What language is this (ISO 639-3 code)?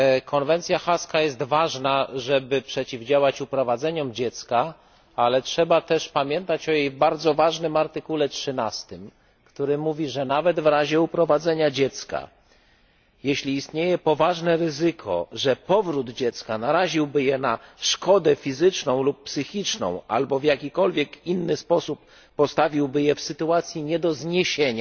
pol